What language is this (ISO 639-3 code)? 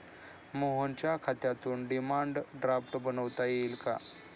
mar